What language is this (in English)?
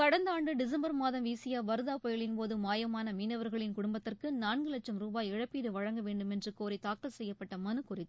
Tamil